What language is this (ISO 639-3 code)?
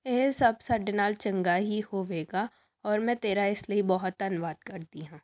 pan